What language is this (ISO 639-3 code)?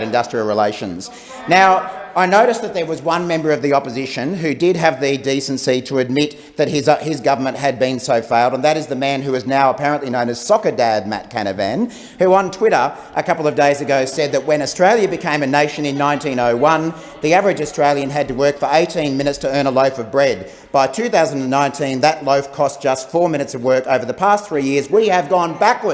eng